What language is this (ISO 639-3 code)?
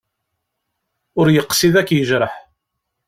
kab